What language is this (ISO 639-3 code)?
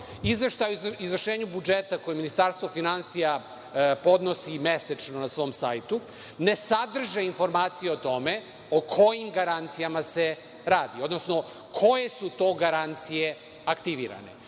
srp